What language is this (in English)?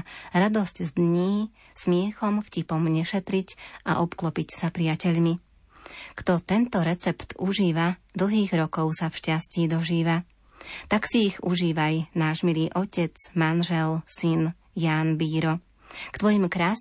Slovak